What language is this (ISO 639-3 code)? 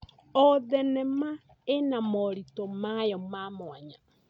kik